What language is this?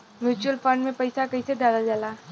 Bhojpuri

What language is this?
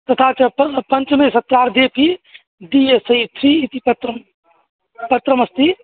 Sanskrit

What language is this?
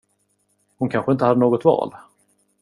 Swedish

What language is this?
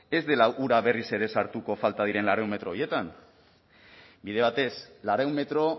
Basque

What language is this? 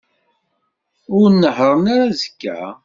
Kabyle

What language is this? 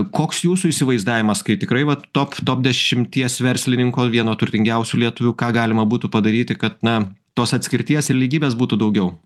Lithuanian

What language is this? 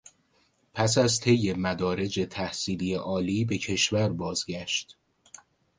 Persian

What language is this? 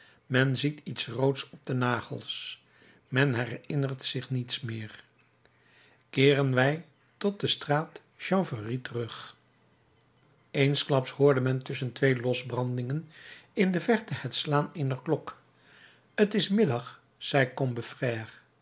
Dutch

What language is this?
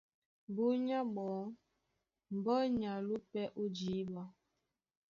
Duala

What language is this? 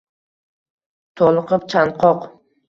Uzbek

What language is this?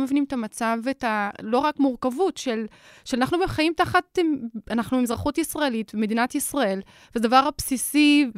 Hebrew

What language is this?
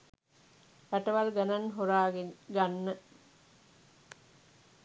Sinhala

